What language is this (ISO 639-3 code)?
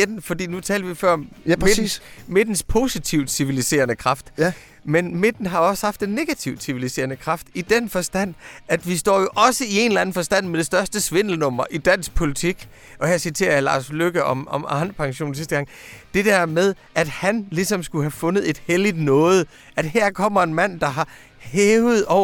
dan